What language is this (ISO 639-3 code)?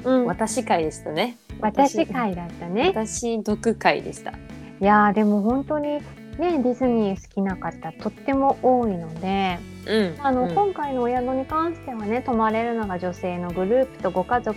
jpn